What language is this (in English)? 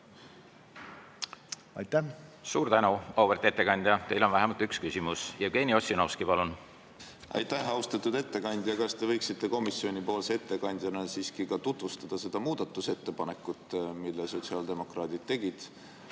Estonian